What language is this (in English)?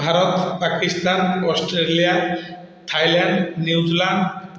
Odia